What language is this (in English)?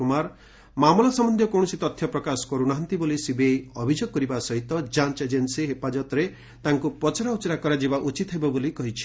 Odia